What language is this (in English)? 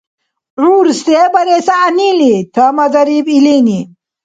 Dargwa